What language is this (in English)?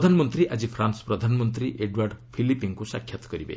Odia